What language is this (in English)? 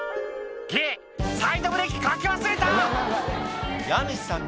Japanese